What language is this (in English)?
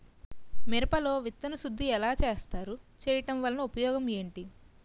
Telugu